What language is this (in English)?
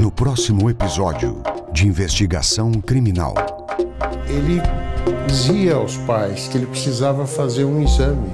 Portuguese